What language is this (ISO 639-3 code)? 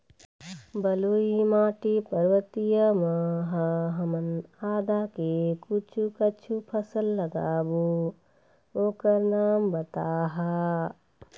hne